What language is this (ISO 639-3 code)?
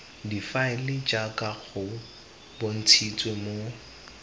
tsn